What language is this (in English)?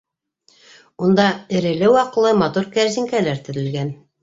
Bashkir